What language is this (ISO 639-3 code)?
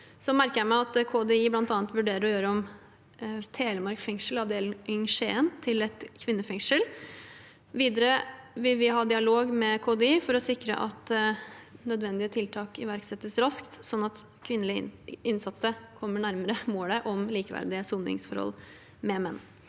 nor